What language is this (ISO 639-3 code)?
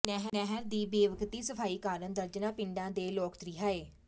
pan